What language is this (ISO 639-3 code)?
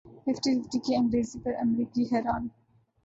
urd